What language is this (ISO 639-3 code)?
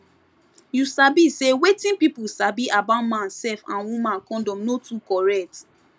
pcm